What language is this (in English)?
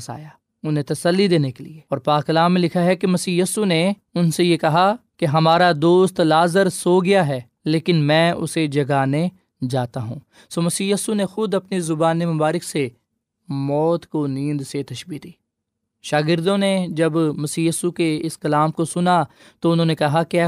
Urdu